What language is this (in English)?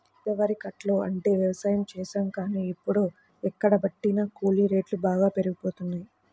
Telugu